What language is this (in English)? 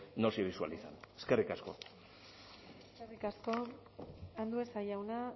Basque